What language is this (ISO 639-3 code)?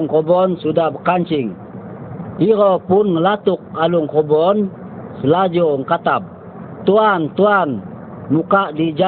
msa